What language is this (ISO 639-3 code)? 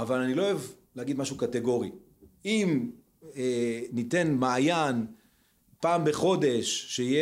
heb